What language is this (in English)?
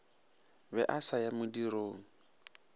Northern Sotho